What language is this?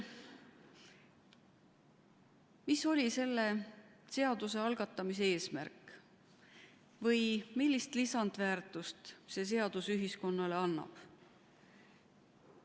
Estonian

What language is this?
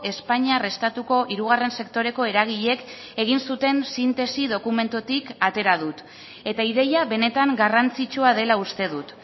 Basque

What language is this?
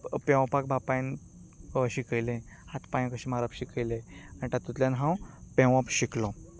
Konkani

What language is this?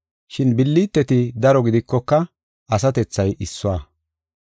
Gofa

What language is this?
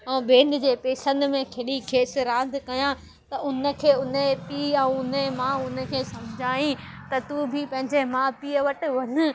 Sindhi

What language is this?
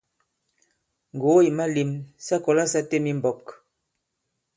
Bankon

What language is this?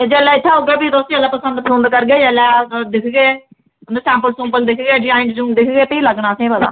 Dogri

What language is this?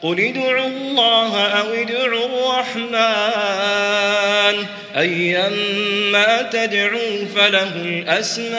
Arabic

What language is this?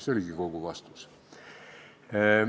Estonian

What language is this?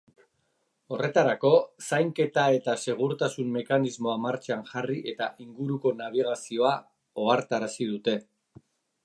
Basque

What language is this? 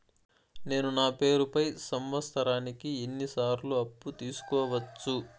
Telugu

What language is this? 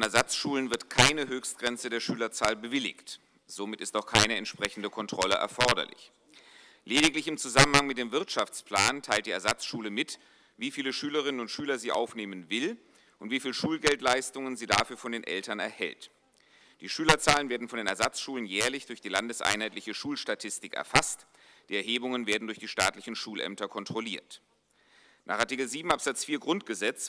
German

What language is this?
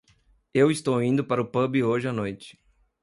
Portuguese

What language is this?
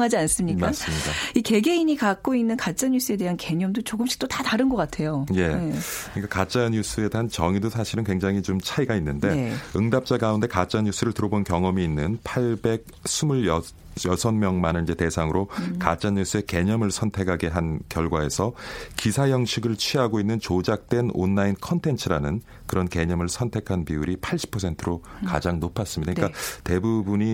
Korean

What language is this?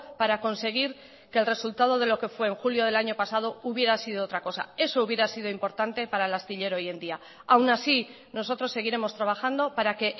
Spanish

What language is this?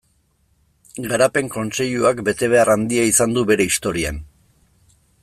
Basque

